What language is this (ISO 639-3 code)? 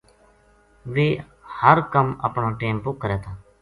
gju